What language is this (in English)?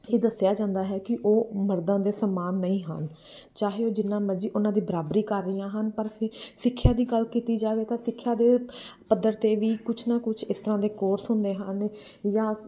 Punjabi